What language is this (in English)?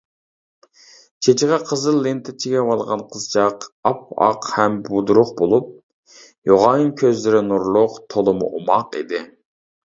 Uyghur